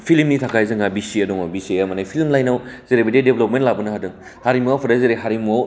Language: Bodo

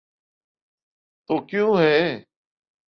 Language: Urdu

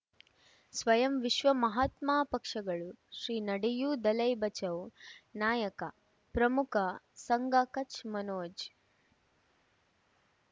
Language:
Kannada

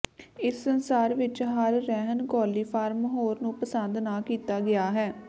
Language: Punjabi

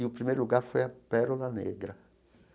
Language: Portuguese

